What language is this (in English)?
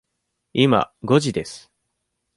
Japanese